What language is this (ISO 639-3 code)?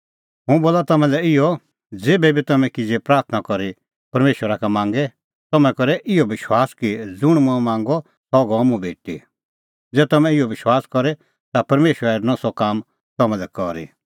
kfx